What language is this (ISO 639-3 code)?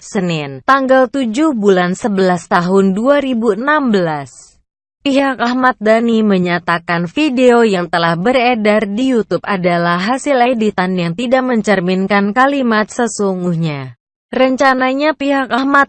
ind